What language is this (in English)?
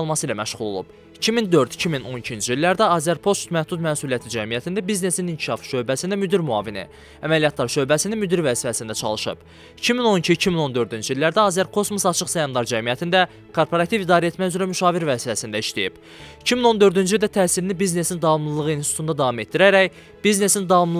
Turkish